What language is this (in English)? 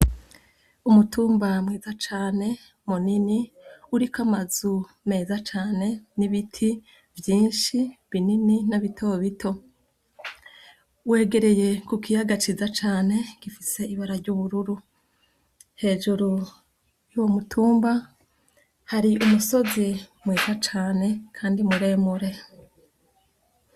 Rundi